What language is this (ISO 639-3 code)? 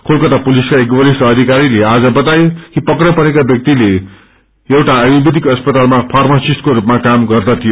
nep